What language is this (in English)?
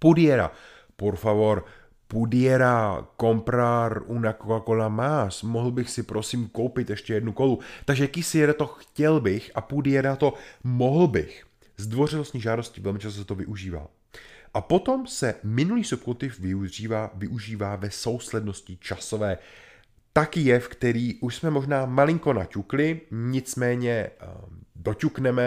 Czech